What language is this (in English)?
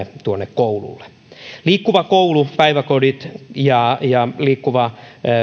Finnish